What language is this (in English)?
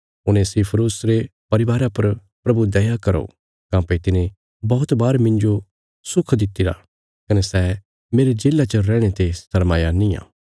Bilaspuri